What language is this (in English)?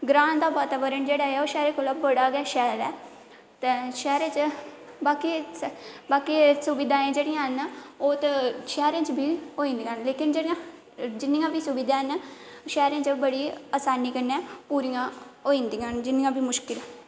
Dogri